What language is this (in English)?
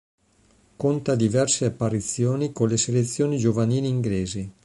Italian